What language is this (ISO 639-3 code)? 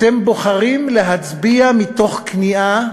heb